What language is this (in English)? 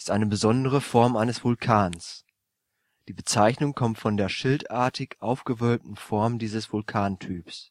German